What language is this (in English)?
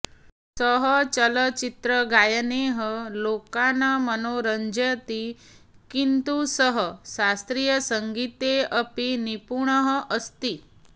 Sanskrit